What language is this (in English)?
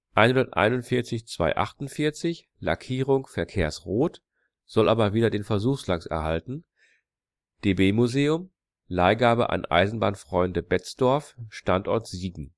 German